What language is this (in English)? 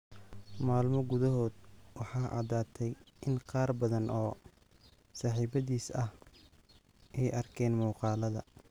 Somali